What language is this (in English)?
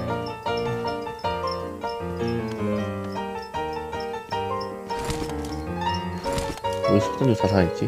Korean